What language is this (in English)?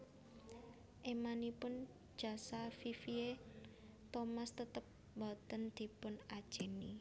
Javanese